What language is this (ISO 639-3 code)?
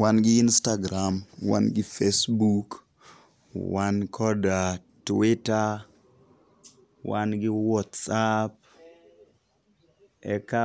luo